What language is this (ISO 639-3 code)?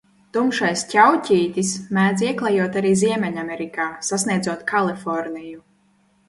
lav